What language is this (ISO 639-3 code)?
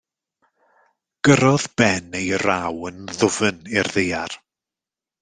cym